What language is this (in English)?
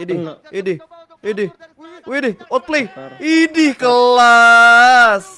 Indonesian